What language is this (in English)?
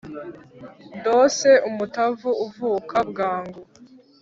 Kinyarwanda